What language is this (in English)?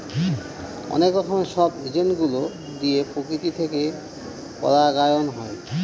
Bangla